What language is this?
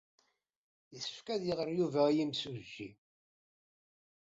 Kabyle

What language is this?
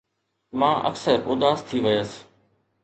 Sindhi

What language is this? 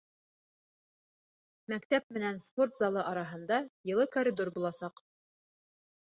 Bashkir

